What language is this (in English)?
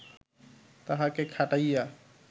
Bangla